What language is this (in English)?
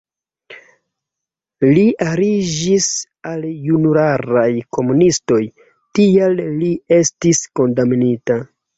Esperanto